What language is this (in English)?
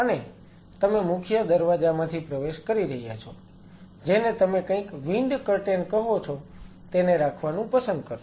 Gujarati